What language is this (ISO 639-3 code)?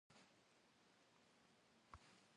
kbd